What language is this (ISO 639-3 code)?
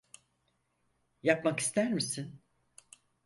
tur